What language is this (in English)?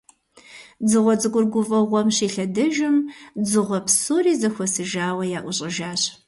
Kabardian